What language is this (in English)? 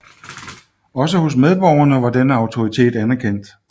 Danish